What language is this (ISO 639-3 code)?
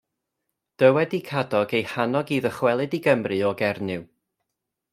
cym